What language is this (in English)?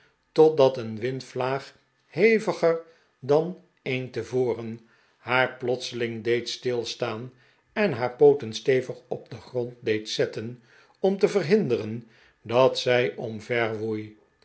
Dutch